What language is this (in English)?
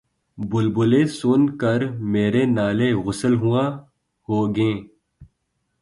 Urdu